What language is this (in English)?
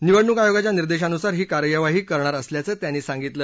Marathi